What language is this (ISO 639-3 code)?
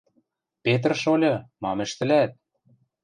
mrj